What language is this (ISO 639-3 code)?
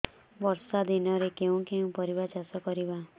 ori